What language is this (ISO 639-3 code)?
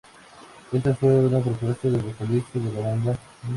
spa